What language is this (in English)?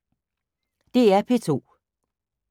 Danish